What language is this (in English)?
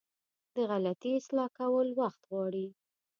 Pashto